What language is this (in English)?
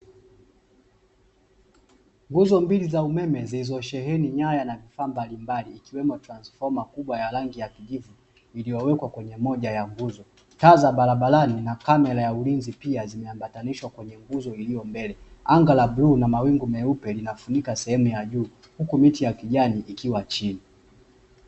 Swahili